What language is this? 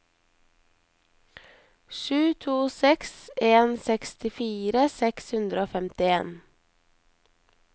Norwegian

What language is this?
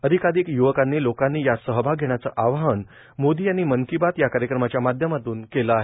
Marathi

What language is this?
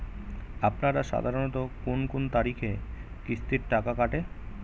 Bangla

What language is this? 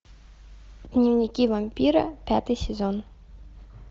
Russian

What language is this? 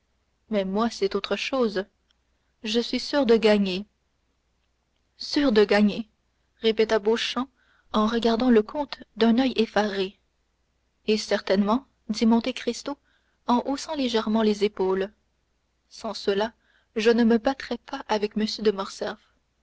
French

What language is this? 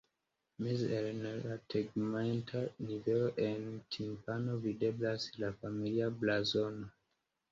Esperanto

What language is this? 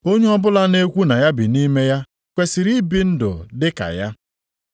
Igbo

